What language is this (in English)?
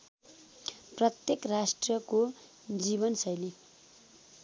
Nepali